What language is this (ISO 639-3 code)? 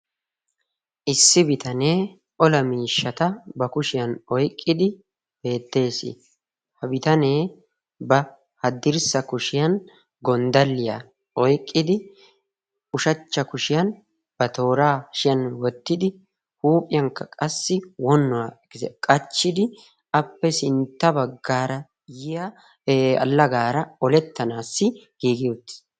wal